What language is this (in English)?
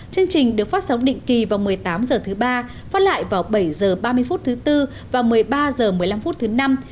Vietnamese